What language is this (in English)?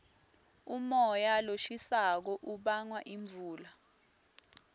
Swati